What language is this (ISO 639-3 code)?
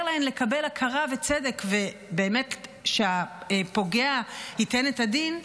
heb